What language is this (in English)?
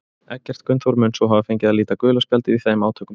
Icelandic